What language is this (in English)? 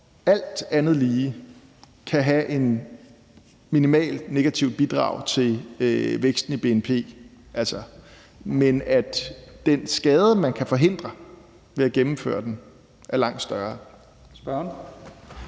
Danish